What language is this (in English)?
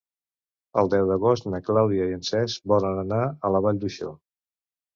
Catalan